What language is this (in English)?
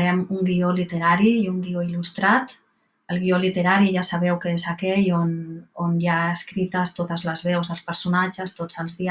Catalan